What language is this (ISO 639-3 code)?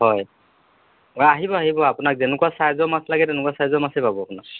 asm